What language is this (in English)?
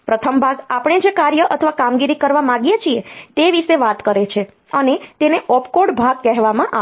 Gujarati